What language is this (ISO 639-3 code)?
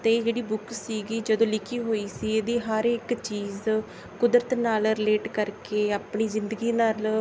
pan